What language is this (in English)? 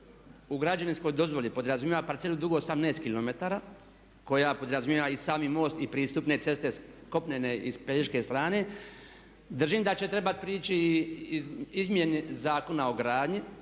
Croatian